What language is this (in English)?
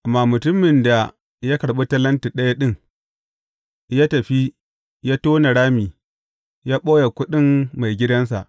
Hausa